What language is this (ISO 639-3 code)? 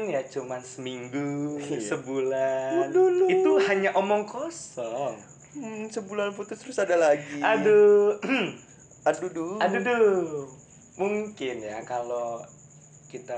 ind